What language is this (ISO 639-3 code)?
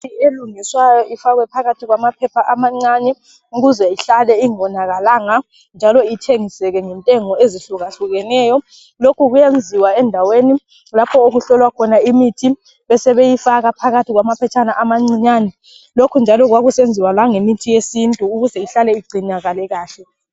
nde